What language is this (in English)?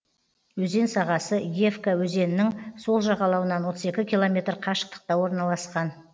Kazakh